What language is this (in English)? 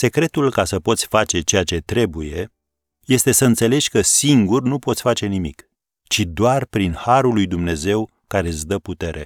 Romanian